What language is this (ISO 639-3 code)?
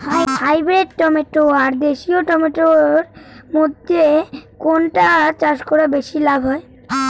ben